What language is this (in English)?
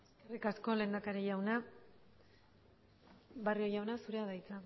Basque